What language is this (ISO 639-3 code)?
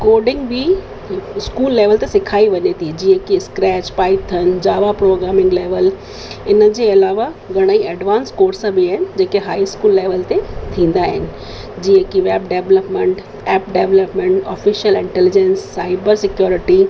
snd